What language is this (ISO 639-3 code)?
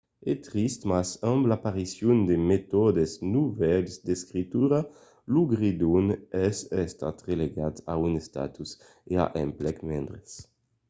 oci